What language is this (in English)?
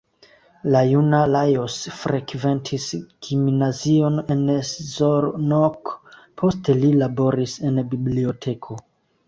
Esperanto